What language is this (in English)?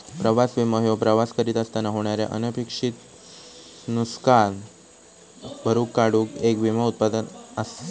Marathi